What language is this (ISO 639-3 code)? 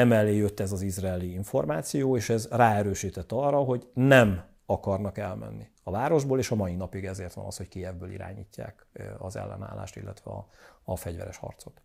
hun